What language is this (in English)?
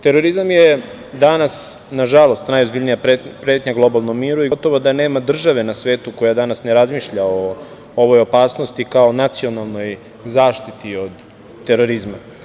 Serbian